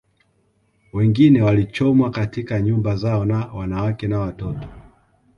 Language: Swahili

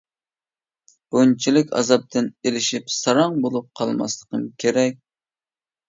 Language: Uyghur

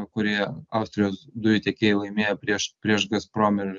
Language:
Lithuanian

